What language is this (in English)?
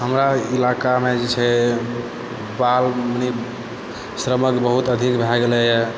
Maithili